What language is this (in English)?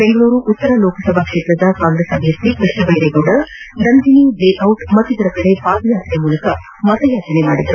Kannada